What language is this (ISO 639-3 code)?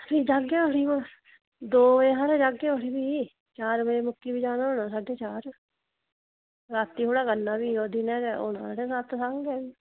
doi